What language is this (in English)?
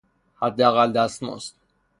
Persian